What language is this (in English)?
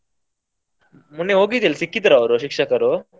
Kannada